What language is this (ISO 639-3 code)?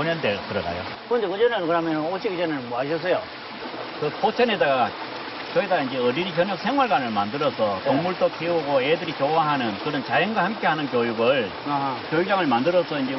kor